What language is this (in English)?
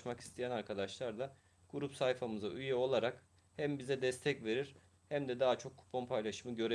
Turkish